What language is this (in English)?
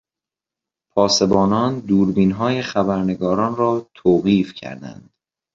Persian